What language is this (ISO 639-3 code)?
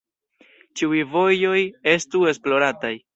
epo